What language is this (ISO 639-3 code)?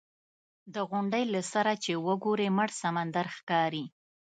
pus